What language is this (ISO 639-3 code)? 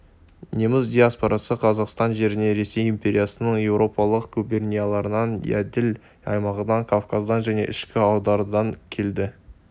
kaz